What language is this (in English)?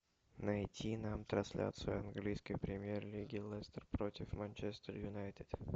Russian